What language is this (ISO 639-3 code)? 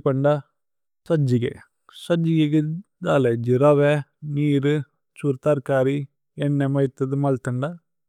tcy